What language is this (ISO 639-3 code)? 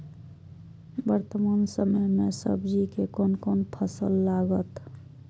mai